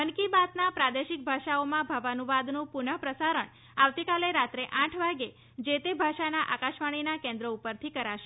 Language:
Gujarati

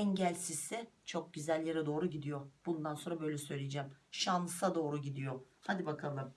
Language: Turkish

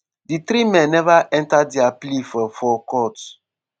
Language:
Nigerian Pidgin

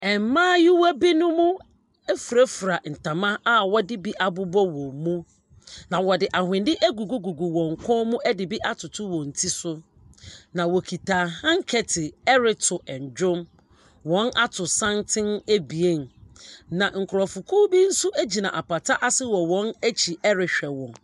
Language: Akan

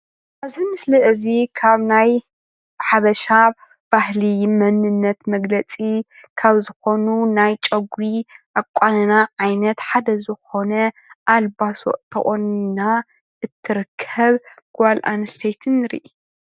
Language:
Tigrinya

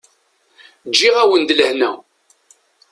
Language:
Kabyle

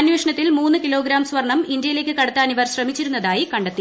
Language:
Malayalam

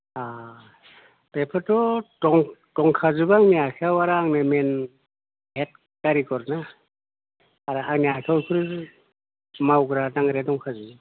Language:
Bodo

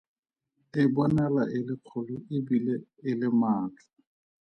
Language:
Tswana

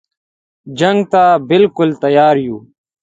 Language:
Pashto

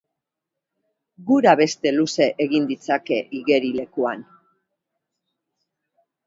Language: Basque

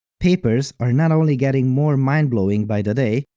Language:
English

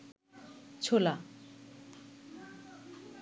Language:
Bangla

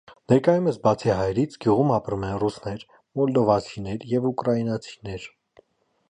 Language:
Armenian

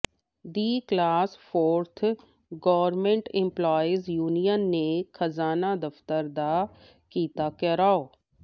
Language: Punjabi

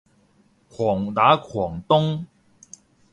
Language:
Cantonese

